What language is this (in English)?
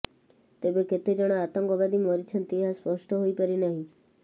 Odia